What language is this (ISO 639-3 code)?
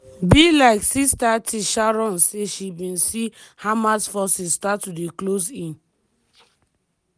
pcm